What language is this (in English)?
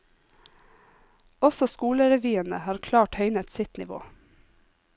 Norwegian